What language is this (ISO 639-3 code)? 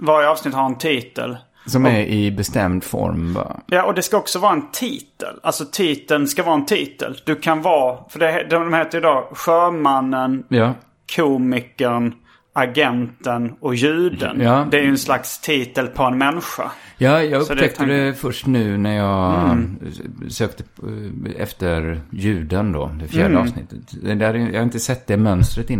swe